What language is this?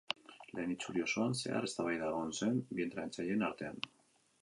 Basque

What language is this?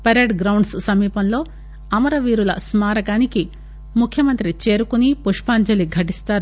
Telugu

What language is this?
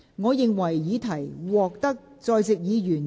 Cantonese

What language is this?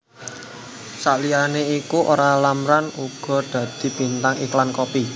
Javanese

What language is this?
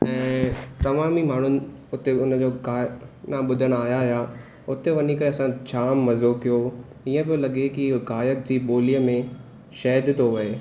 Sindhi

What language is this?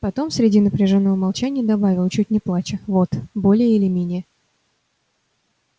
Russian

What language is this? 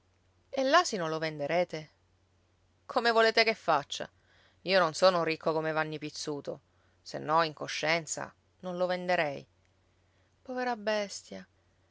Italian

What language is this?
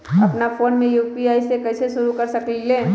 Magahi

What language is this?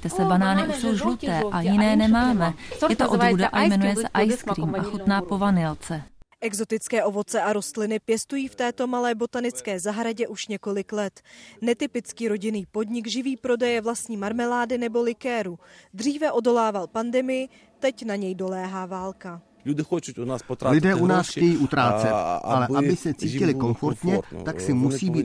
Czech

